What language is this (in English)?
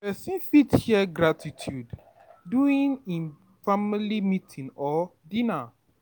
Nigerian Pidgin